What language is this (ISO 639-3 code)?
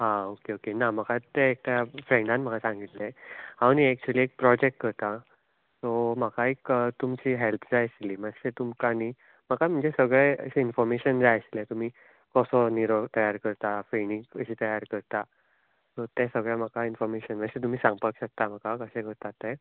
kok